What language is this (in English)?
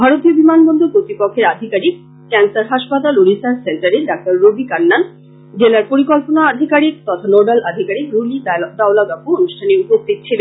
Bangla